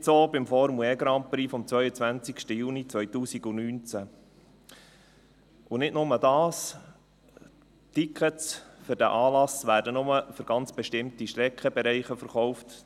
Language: Swiss German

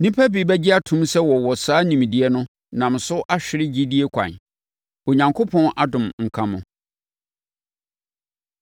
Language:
Akan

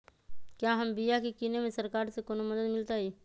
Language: Magahi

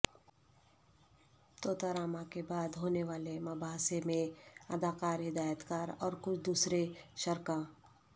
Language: Urdu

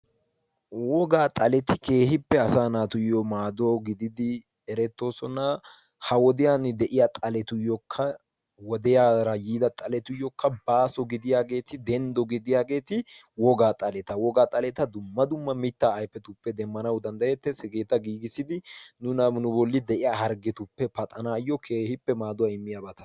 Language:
Wolaytta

